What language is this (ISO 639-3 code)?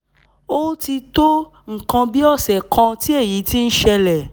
yor